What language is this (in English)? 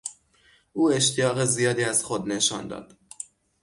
Persian